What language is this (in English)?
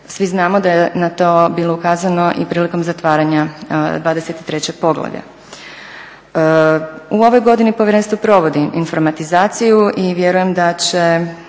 Croatian